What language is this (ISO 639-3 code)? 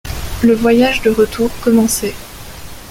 fra